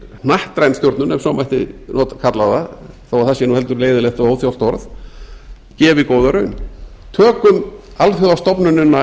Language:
Icelandic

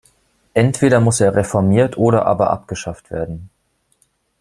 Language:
German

